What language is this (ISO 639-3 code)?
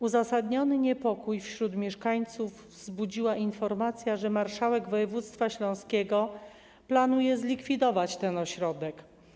pol